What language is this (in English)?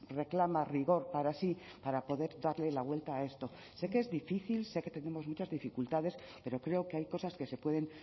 Spanish